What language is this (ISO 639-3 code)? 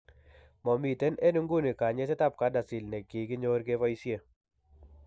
kln